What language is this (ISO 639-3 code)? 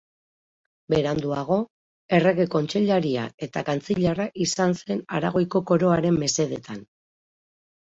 eus